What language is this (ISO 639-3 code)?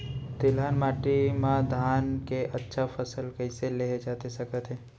hne